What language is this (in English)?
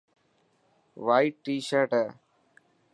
Dhatki